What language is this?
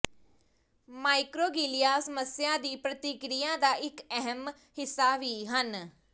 Punjabi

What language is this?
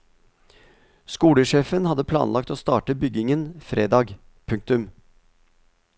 Norwegian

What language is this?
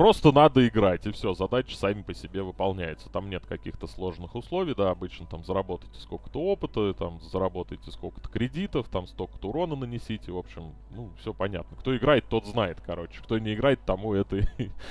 Russian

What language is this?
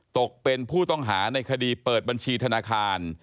Thai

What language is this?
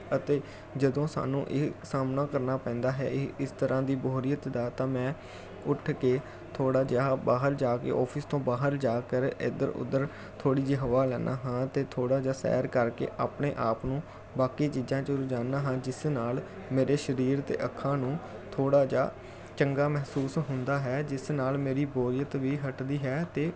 Punjabi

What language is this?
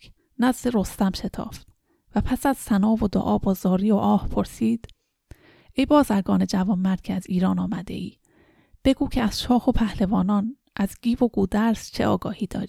Persian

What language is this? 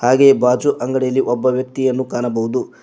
Kannada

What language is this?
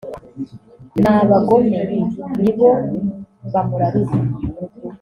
Kinyarwanda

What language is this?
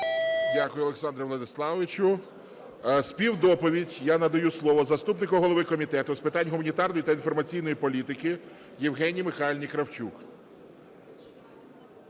Ukrainian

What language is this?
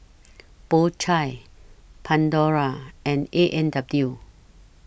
English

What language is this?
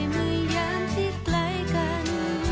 Thai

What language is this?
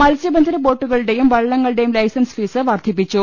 Malayalam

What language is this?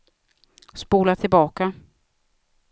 Swedish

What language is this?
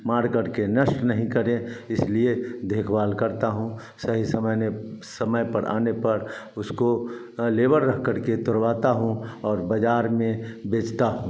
Hindi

